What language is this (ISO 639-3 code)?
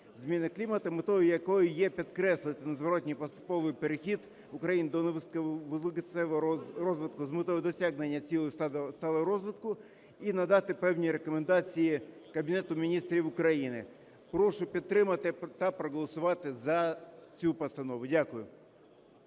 ukr